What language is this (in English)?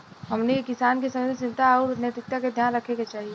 Bhojpuri